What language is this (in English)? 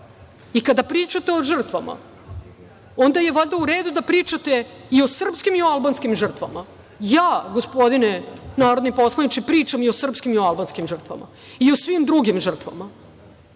Serbian